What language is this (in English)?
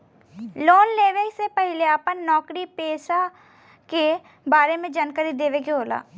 Bhojpuri